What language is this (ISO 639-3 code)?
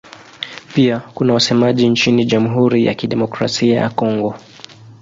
swa